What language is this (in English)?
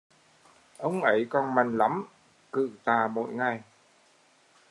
Vietnamese